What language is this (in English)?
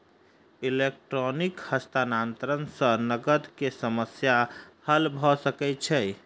Maithili